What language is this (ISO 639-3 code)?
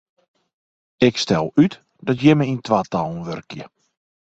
fry